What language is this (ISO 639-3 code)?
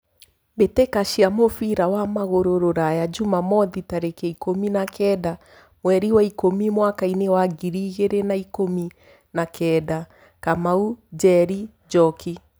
kik